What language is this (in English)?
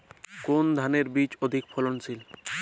Bangla